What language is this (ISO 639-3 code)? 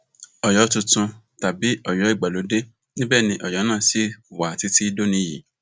yor